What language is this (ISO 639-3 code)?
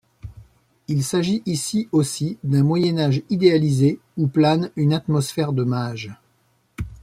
fra